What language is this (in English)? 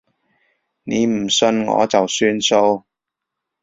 Cantonese